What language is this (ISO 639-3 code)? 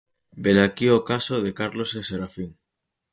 glg